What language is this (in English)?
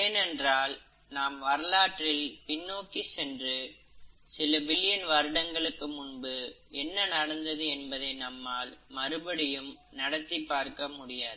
Tamil